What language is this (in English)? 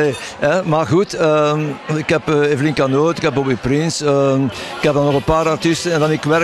Dutch